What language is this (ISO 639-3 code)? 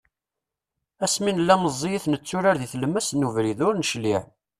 kab